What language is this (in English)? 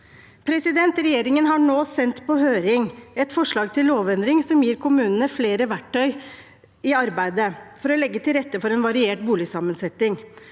Norwegian